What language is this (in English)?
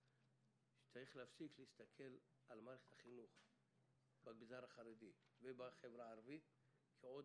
Hebrew